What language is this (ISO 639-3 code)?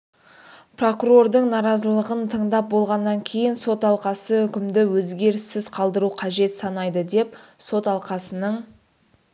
kaz